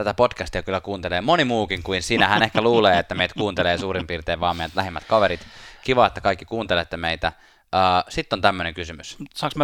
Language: Finnish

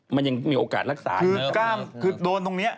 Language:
Thai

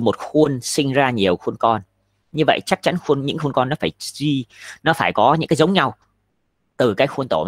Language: Vietnamese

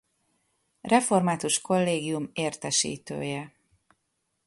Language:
Hungarian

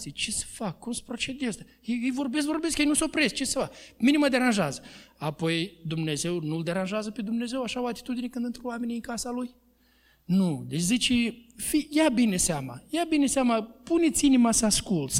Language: Romanian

